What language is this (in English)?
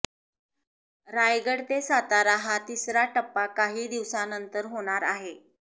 Marathi